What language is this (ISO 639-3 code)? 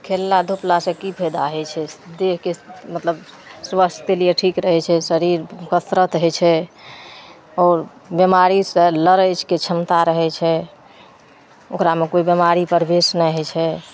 mai